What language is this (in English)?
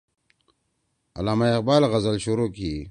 Torwali